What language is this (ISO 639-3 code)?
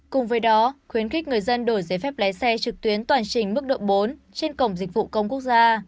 vie